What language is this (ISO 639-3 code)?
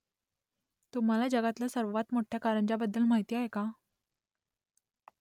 mar